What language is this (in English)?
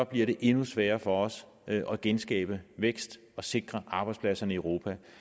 Danish